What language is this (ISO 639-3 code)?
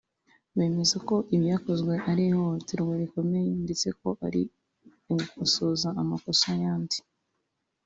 kin